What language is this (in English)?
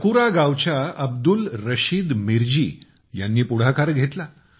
Marathi